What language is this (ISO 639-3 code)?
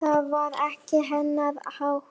isl